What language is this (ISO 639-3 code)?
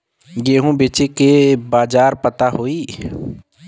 bho